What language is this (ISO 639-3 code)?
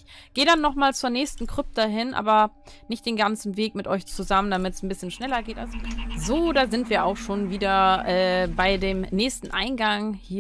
deu